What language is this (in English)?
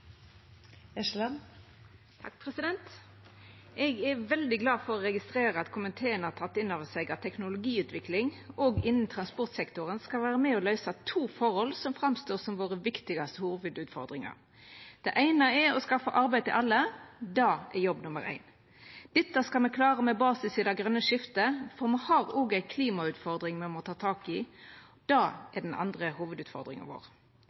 Norwegian